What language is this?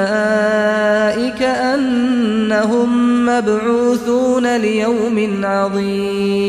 Malay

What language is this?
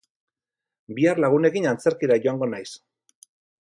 Basque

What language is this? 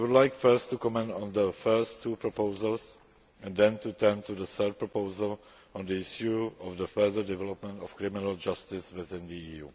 English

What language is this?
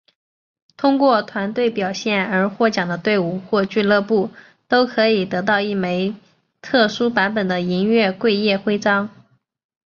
Chinese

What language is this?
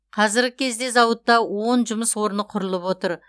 Kazakh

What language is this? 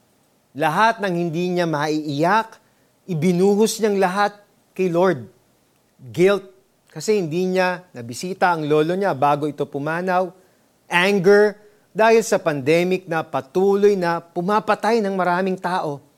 Filipino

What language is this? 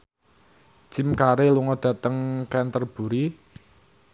Javanese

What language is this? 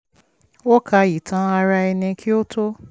Yoruba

